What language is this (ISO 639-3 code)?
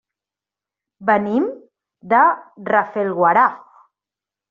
cat